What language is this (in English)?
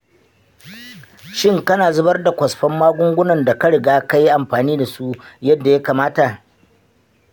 Hausa